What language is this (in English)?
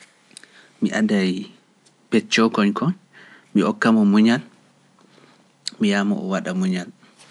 Pular